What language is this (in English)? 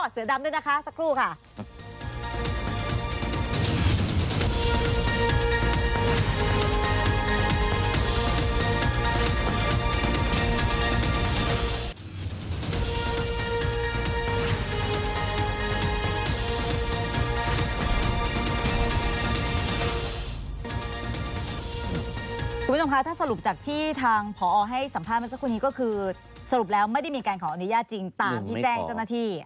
Thai